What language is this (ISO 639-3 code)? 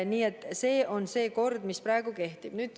est